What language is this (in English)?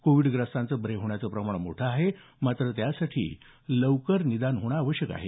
Marathi